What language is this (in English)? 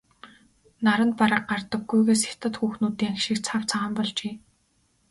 Mongolian